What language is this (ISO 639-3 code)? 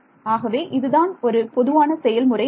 tam